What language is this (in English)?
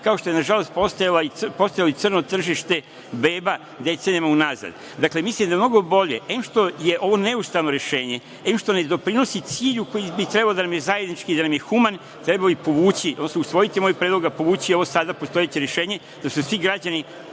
Serbian